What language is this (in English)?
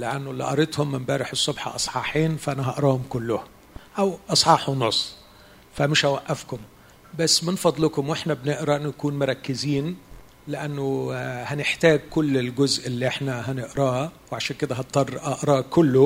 Arabic